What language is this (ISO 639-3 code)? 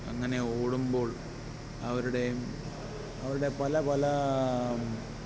mal